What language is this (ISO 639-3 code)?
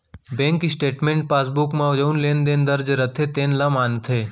hne